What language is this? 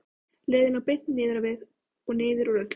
Icelandic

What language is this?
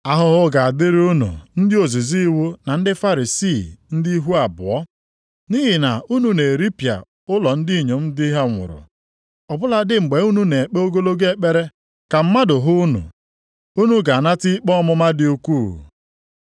Igbo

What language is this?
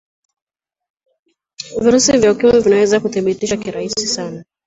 Swahili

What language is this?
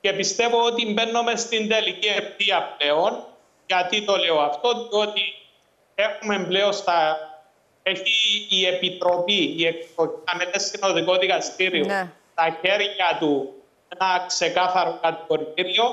Greek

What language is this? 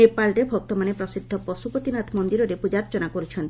Odia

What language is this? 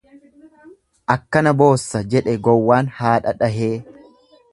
Oromo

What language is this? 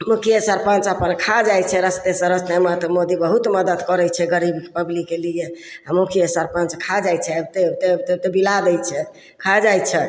Maithili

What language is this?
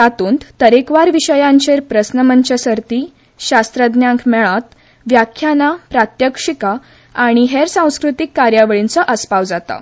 Konkani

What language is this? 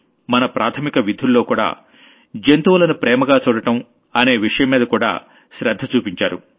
Telugu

